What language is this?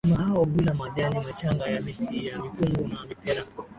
Swahili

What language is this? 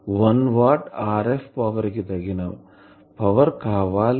Telugu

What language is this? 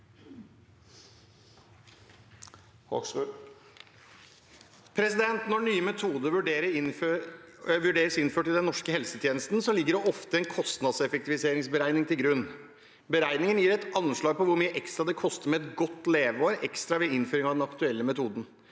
Norwegian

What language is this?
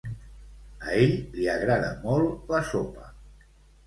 Catalan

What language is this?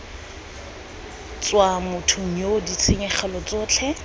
Tswana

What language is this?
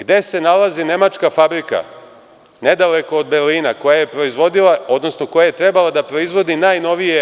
Serbian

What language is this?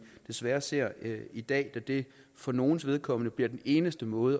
Danish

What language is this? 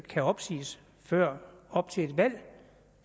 Danish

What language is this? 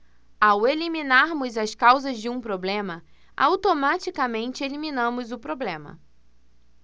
Portuguese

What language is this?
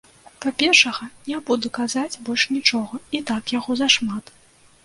Belarusian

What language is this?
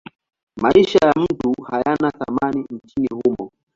Swahili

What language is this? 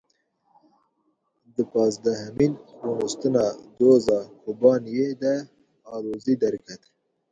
Kurdish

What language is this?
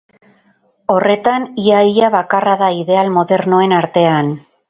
Basque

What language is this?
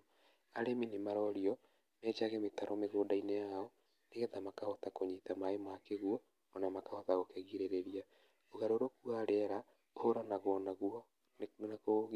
Kikuyu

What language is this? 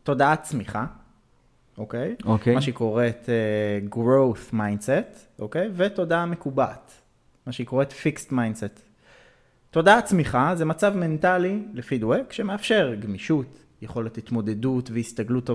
Hebrew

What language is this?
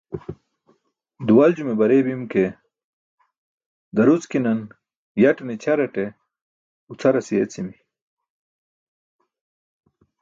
Burushaski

